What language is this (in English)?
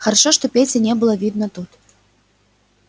Russian